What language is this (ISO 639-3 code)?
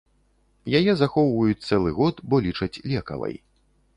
bel